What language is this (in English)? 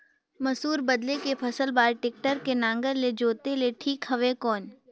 Chhattisgarhi